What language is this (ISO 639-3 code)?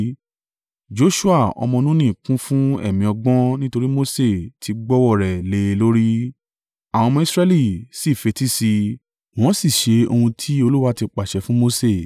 yor